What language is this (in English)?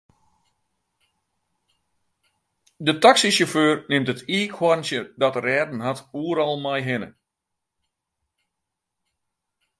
Western Frisian